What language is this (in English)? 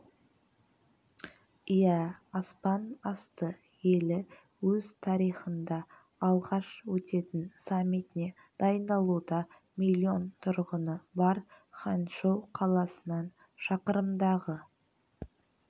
Kazakh